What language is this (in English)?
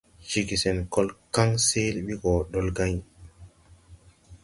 Tupuri